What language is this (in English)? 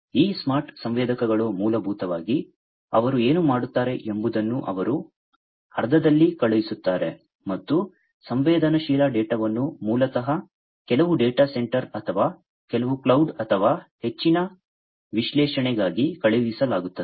Kannada